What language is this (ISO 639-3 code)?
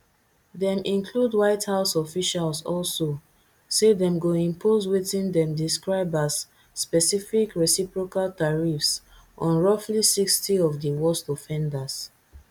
pcm